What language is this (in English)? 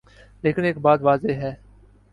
Urdu